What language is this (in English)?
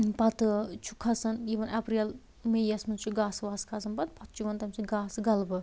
Kashmiri